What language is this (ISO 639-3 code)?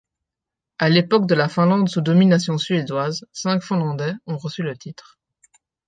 fra